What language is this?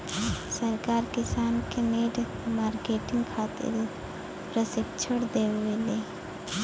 Bhojpuri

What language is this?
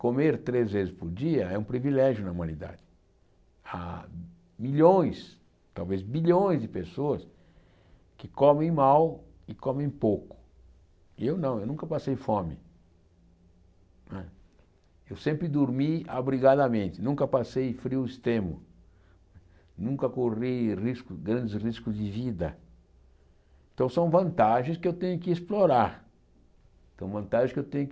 Portuguese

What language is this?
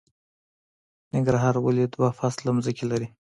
Pashto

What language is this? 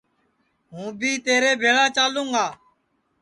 Sansi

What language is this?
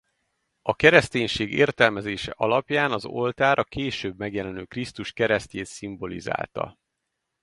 Hungarian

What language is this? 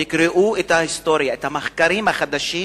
Hebrew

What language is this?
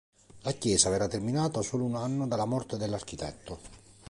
Italian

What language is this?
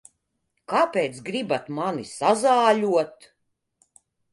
Latvian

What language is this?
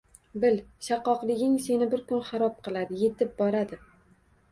Uzbek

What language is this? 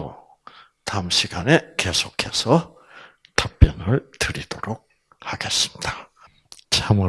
Korean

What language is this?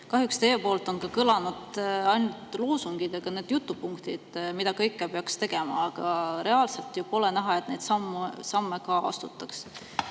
Estonian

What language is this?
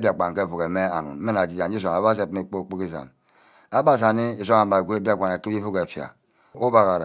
Ubaghara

